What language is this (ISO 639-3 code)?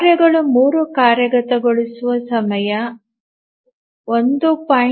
kan